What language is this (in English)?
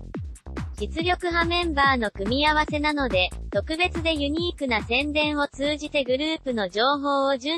Japanese